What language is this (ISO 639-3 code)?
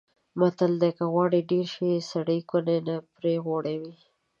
pus